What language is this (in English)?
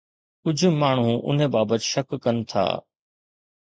Sindhi